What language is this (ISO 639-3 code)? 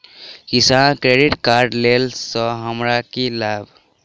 mai